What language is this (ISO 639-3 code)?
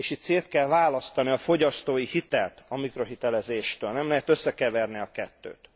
hun